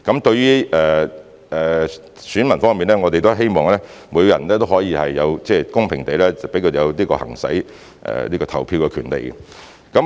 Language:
Cantonese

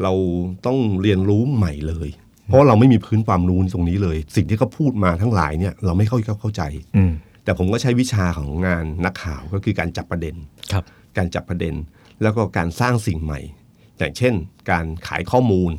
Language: Thai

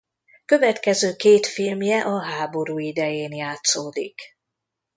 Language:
Hungarian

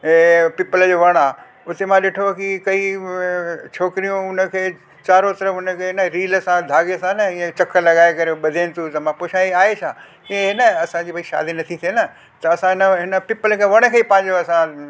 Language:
Sindhi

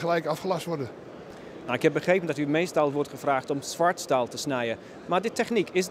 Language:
Dutch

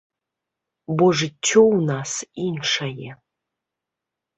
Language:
Belarusian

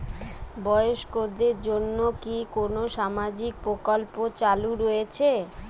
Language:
Bangla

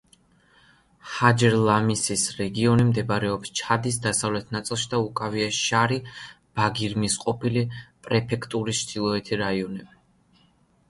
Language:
Georgian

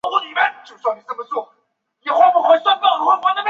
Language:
Chinese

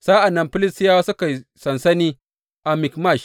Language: Hausa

